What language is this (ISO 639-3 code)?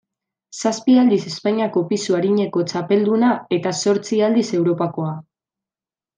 eus